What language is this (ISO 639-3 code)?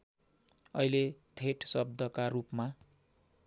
nep